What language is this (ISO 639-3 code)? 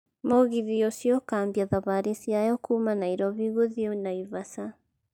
kik